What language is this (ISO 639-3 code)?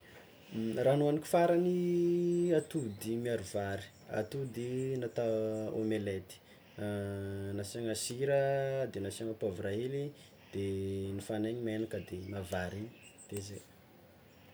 xmw